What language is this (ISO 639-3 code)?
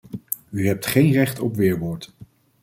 nld